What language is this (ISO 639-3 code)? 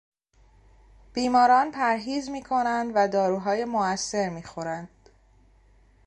fas